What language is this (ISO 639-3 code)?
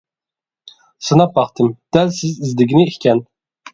uig